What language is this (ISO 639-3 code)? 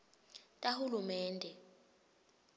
ssw